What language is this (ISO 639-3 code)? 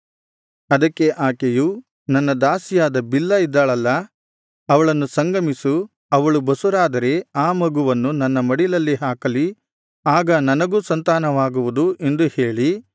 kan